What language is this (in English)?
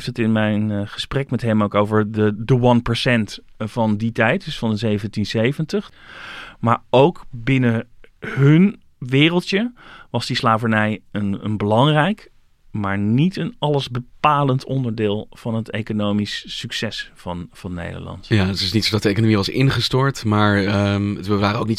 Dutch